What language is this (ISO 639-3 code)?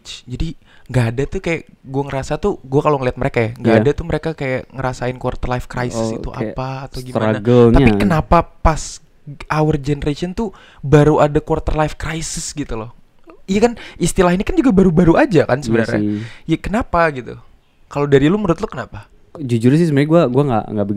ind